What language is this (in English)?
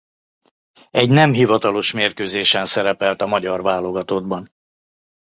Hungarian